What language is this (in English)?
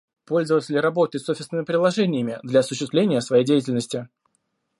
Russian